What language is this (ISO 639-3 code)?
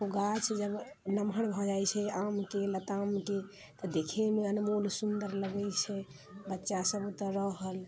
mai